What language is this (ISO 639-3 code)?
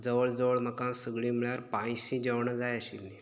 kok